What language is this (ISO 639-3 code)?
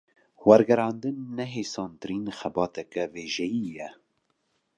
kur